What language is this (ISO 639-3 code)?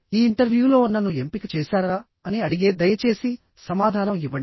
tel